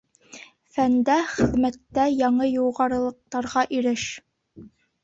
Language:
Bashkir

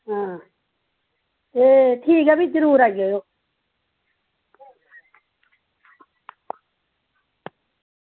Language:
Dogri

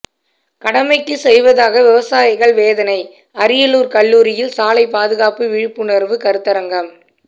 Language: Tamil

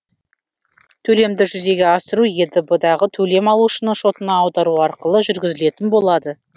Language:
Kazakh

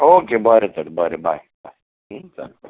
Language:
Konkani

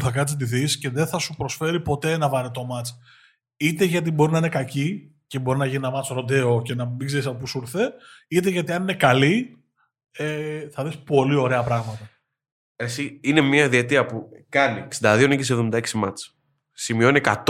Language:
Greek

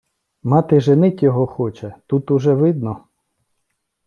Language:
Ukrainian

